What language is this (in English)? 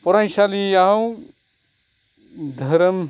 Bodo